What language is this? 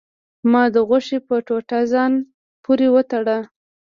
Pashto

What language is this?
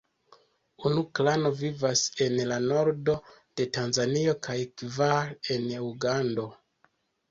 Esperanto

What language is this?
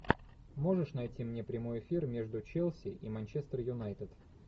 Russian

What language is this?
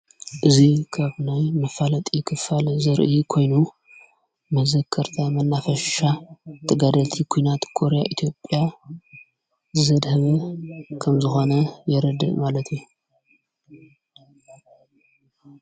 Tigrinya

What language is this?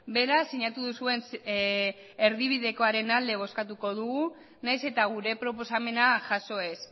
Basque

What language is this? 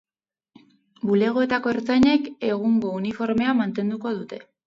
Basque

